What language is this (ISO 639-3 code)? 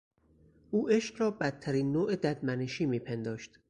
fas